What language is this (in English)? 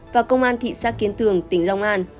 Vietnamese